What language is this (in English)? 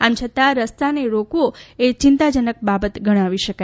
Gujarati